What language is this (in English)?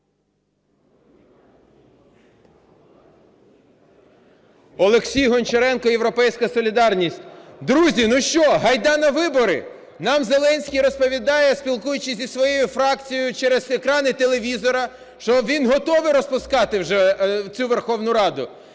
Ukrainian